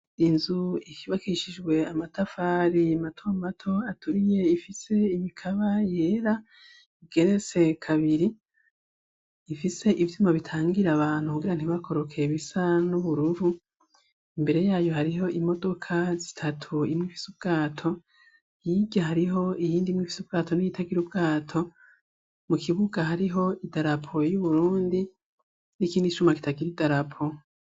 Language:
Rundi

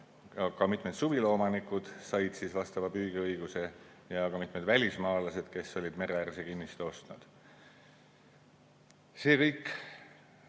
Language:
Estonian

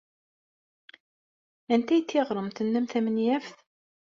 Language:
Kabyle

